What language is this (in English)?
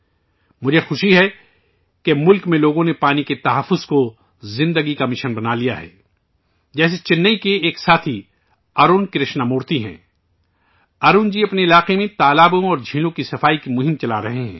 Urdu